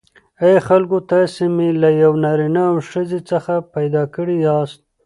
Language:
Pashto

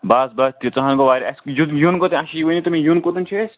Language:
Kashmiri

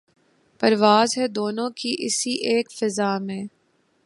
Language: Urdu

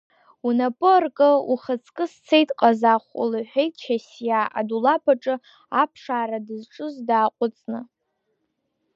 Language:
Abkhazian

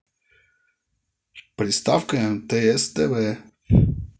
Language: Russian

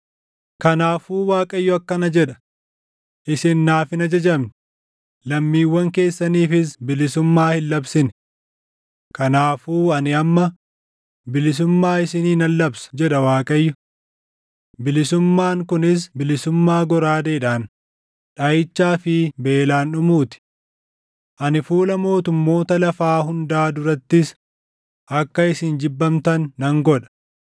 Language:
Oromo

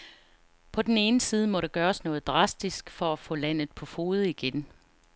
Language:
Danish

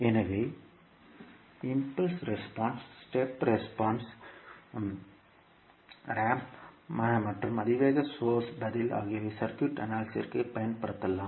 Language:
Tamil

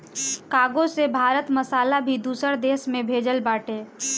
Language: Bhojpuri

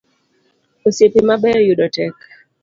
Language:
Luo (Kenya and Tanzania)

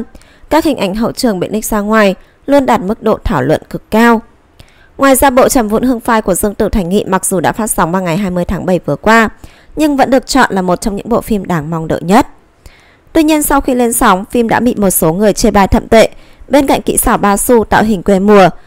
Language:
Vietnamese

